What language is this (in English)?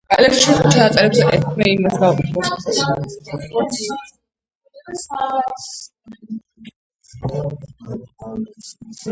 Georgian